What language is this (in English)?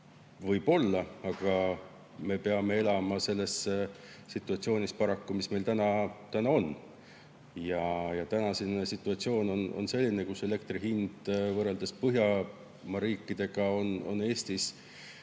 Estonian